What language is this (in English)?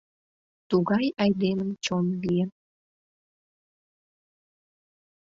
Mari